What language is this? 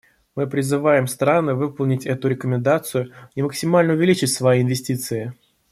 Russian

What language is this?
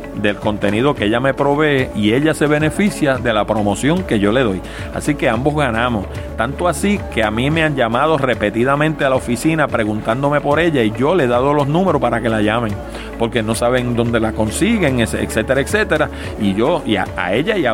Spanish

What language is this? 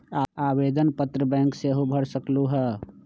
Magahi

